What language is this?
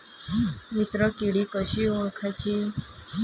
Marathi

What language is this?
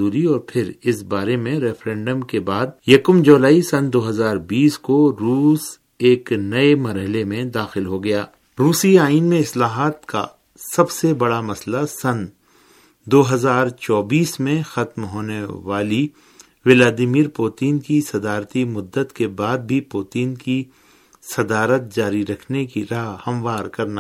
Urdu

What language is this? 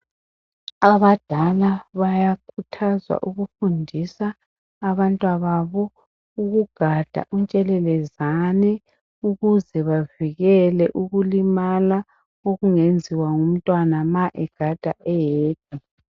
North Ndebele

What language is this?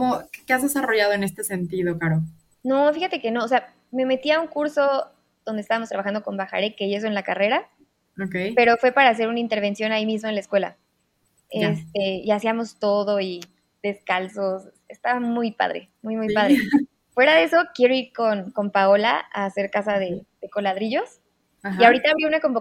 Spanish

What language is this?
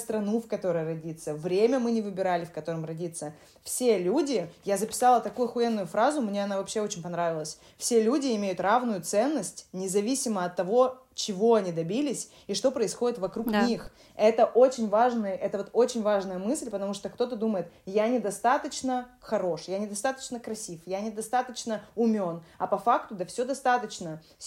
Russian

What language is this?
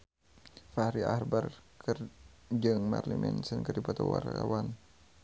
Sundanese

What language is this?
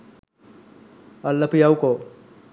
Sinhala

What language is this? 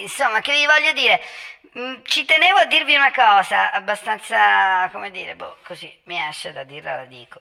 Italian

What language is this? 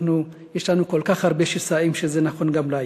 Hebrew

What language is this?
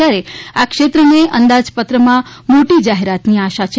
Gujarati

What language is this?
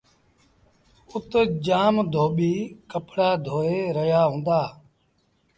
Sindhi Bhil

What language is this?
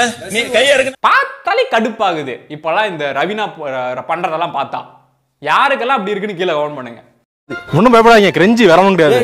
English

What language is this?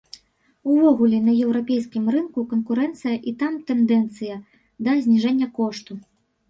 Belarusian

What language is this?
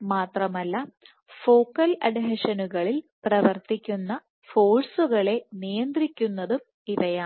Malayalam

